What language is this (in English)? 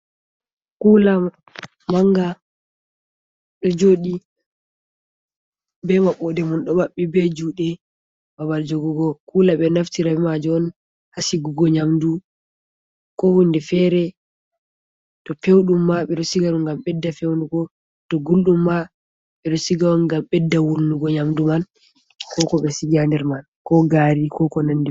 Fula